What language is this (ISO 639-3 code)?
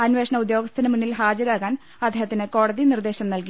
mal